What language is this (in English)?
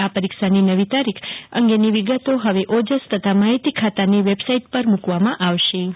Gujarati